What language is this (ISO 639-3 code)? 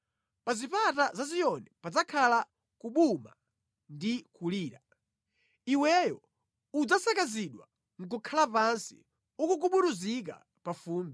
nya